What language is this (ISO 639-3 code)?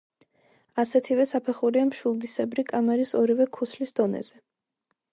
kat